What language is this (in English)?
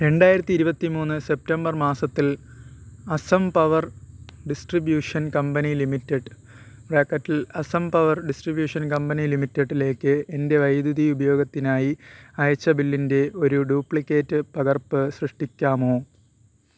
Malayalam